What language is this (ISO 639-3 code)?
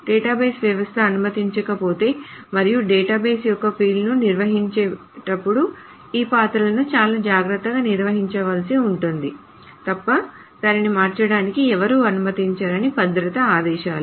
tel